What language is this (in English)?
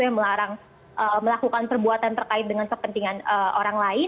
Indonesian